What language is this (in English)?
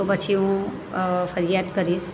Gujarati